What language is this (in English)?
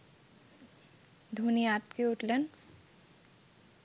Bangla